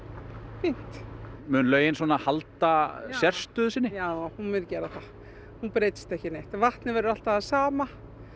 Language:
Icelandic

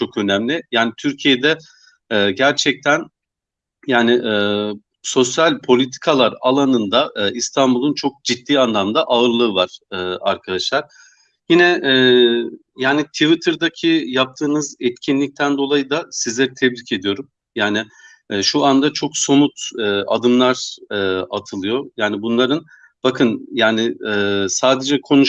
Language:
Turkish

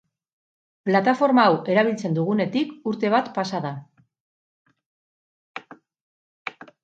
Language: Basque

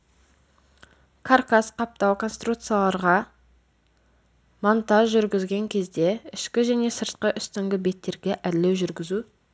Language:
Kazakh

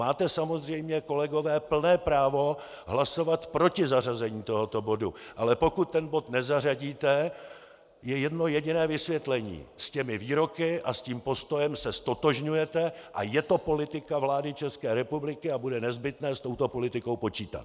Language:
Czech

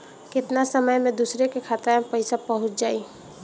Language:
Bhojpuri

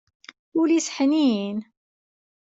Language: Kabyle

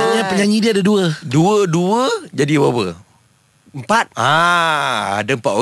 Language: Malay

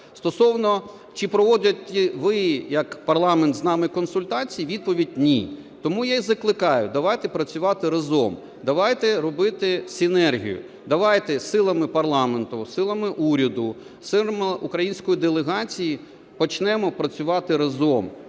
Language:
Ukrainian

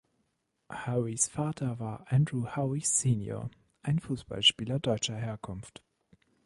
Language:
German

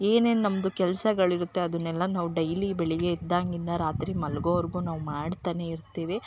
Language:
Kannada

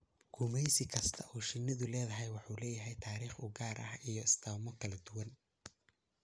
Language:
Somali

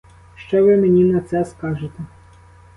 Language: Ukrainian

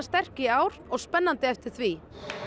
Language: Icelandic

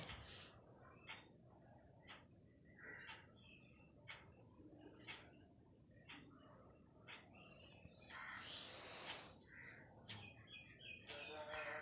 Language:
Magahi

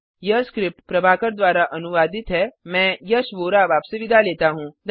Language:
Hindi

